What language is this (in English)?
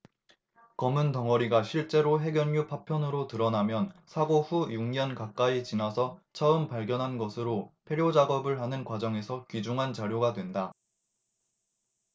Korean